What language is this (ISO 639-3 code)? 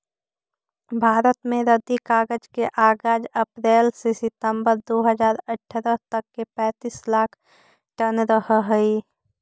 mag